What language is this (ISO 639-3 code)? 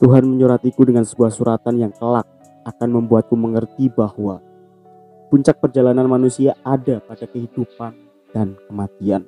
ind